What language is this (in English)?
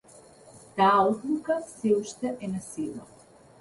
Macedonian